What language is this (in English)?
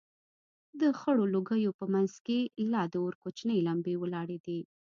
Pashto